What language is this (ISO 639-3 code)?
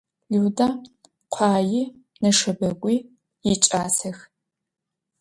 ady